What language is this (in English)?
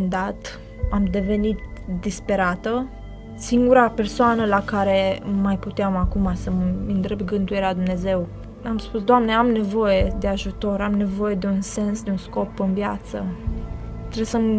Romanian